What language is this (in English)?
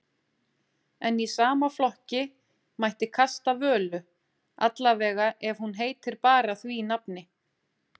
Icelandic